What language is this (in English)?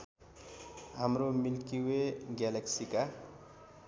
Nepali